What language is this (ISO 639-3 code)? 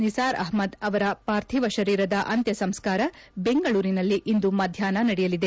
kan